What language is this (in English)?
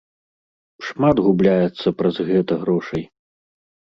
Belarusian